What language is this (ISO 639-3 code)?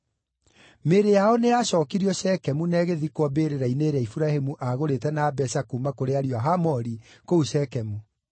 kik